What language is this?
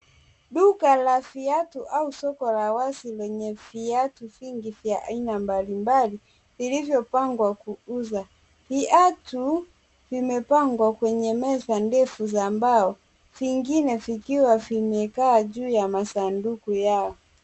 Swahili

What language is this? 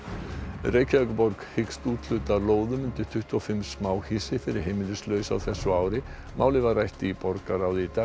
Icelandic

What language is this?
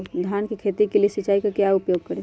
Magahi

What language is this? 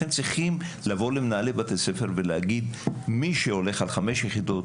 Hebrew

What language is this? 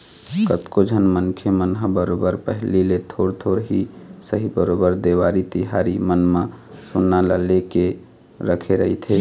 Chhattisgarhi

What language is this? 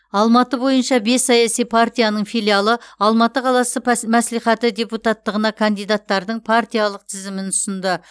Kazakh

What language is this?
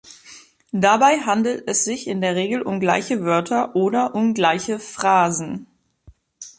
German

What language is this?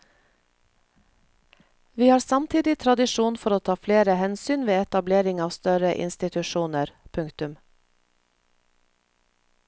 Norwegian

